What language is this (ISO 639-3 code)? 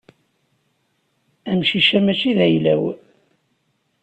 kab